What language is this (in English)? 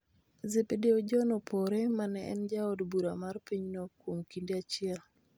Luo (Kenya and Tanzania)